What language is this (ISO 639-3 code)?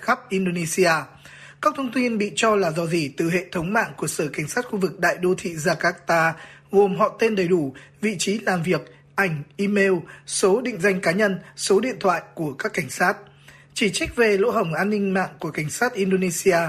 vie